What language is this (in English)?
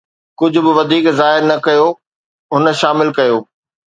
Sindhi